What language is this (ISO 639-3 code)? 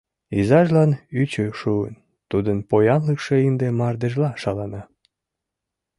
chm